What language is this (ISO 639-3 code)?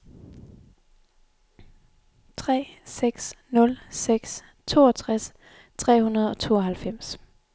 dan